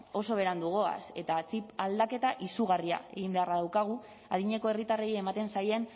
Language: Basque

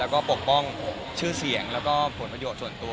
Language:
Thai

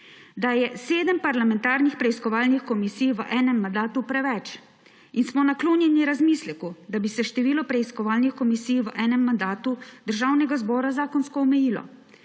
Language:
Slovenian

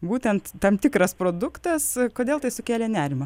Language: Lithuanian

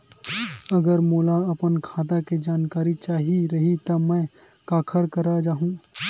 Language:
Chhattisgarhi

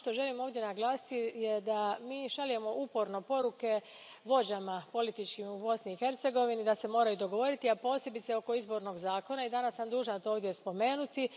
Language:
Croatian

